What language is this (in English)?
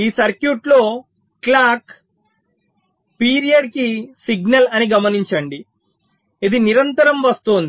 Telugu